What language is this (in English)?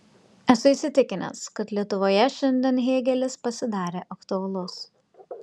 Lithuanian